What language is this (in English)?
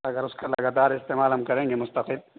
Urdu